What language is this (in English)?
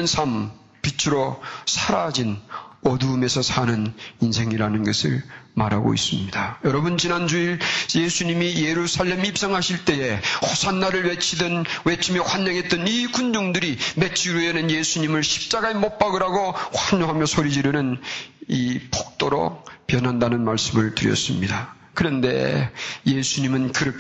Korean